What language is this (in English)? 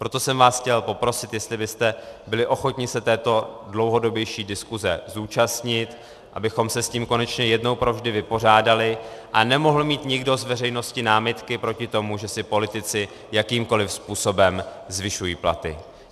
Czech